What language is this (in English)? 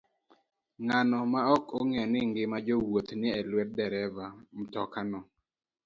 Luo (Kenya and Tanzania)